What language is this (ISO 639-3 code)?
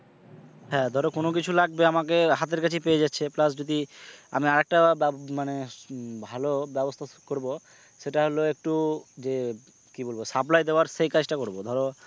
ben